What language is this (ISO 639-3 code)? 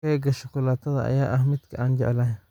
som